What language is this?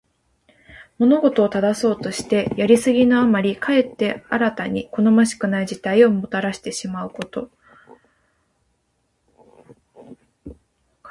Japanese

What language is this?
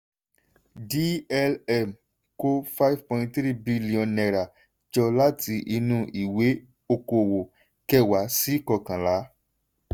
Yoruba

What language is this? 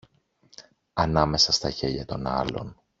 Greek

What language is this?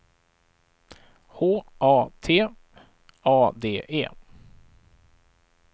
Swedish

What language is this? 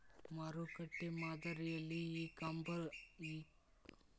Kannada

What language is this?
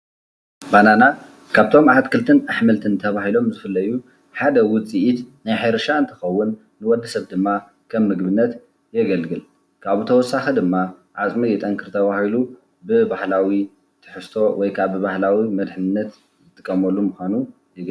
Tigrinya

